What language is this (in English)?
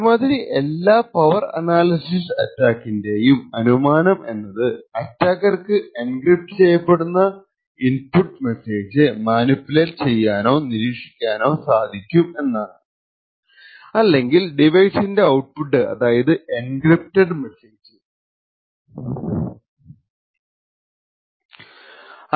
Malayalam